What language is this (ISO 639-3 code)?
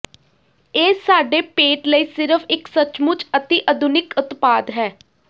pan